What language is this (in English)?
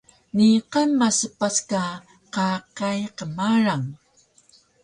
Taroko